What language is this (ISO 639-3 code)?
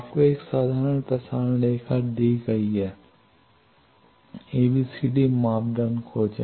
hin